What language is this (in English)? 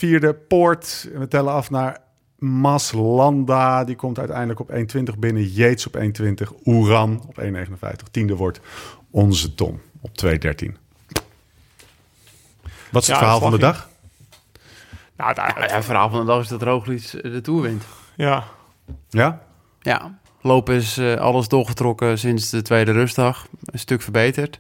Dutch